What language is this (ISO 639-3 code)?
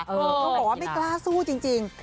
tha